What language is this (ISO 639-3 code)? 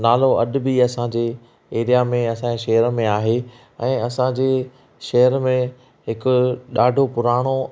snd